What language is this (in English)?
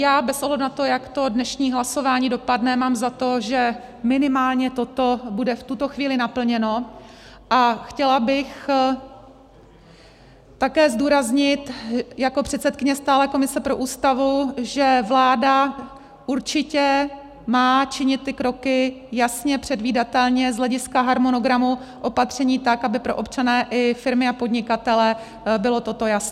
Czech